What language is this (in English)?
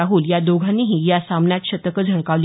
Marathi